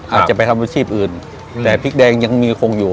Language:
Thai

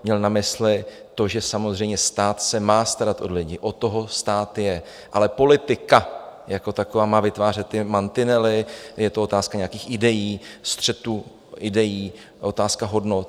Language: Czech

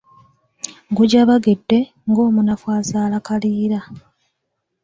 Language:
Ganda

